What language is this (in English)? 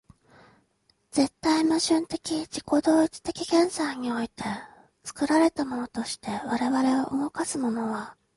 Japanese